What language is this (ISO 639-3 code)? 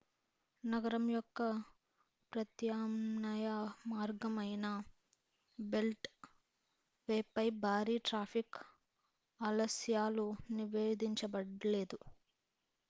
tel